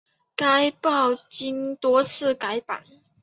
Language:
Chinese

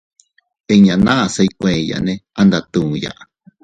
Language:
Teutila Cuicatec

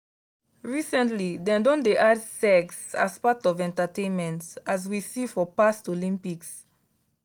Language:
Nigerian Pidgin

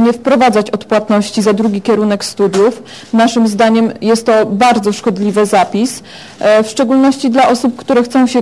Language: Polish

